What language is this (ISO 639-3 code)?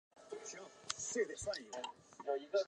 zho